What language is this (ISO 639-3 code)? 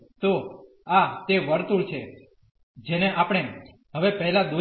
guj